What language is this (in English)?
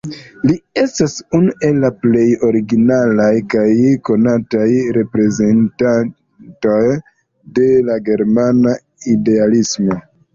Esperanto